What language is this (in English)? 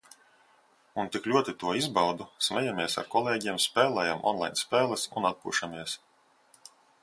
Latvian